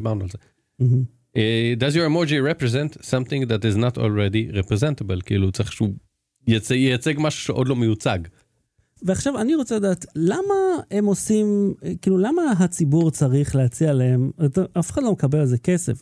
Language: Hebrew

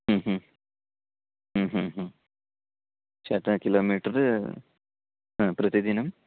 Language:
Sanskrit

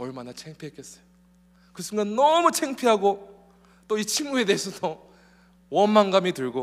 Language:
Korean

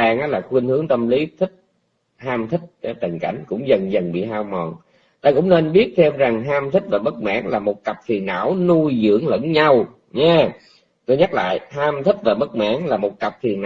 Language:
Vietnamese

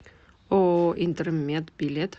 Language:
Russian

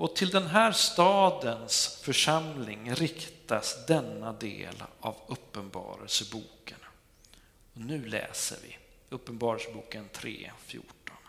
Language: Swedish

